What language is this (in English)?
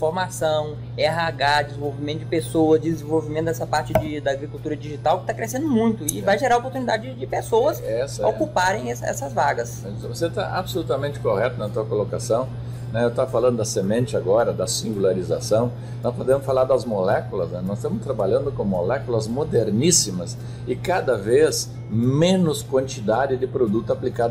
Portuguese